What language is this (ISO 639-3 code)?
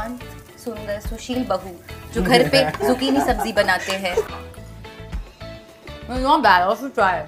hin